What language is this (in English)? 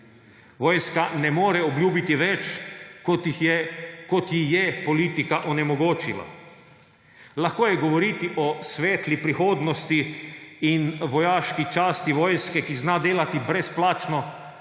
Slovenian